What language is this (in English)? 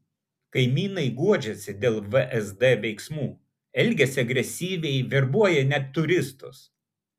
Lithuanian